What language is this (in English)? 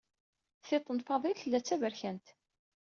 Kabyle